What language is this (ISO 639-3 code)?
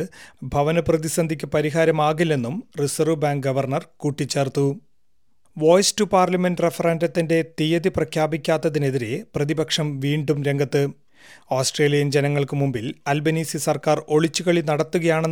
mal